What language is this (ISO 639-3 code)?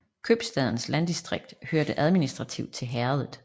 dan